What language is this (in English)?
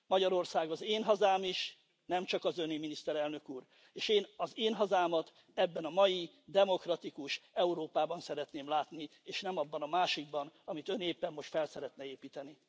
Hungarian